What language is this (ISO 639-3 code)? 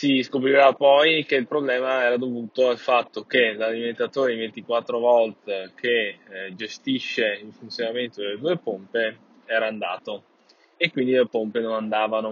ita